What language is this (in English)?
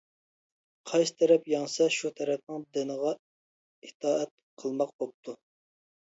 Uyghur